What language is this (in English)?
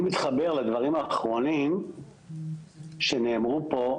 Hebrew